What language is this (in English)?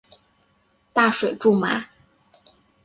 Chinese